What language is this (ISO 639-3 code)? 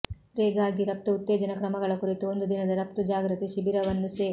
kan